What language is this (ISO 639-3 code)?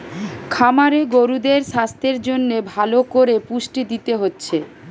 ben